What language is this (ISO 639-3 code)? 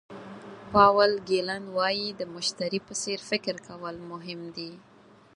pus